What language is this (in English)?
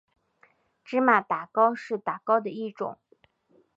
Chinese